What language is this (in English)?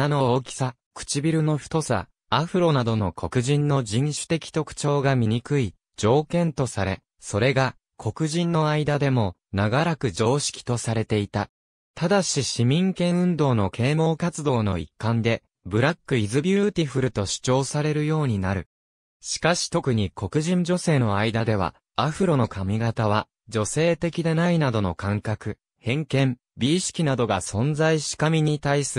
Japanese